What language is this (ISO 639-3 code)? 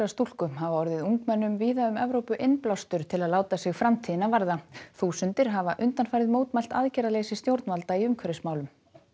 isl